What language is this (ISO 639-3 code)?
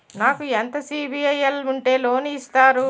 tel